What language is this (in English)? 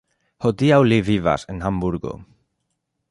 Esperanto